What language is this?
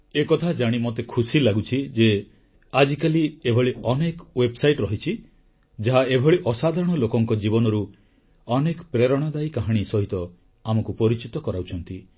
Odia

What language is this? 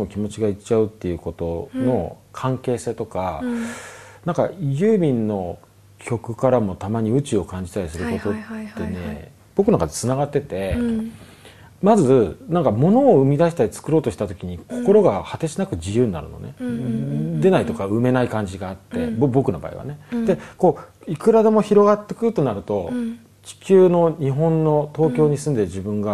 Japanese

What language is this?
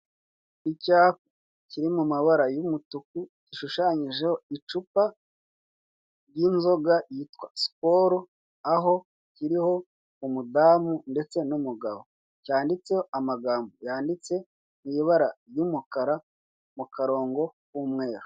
Kinyarwanda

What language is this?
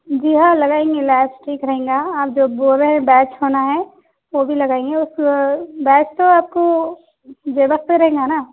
Urdu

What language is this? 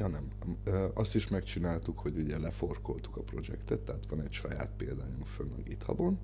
Hungarian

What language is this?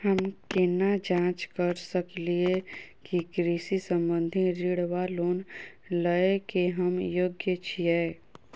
Maithili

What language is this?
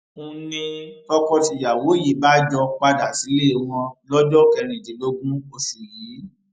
Yoruba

